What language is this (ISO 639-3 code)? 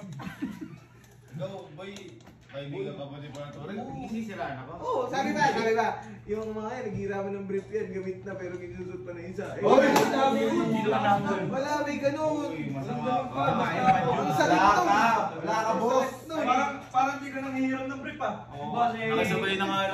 fil